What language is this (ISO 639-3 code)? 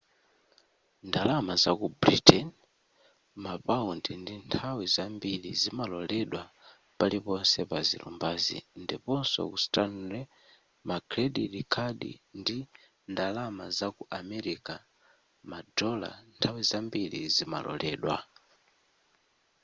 nya